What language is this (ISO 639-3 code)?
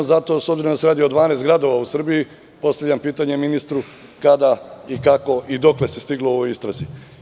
srp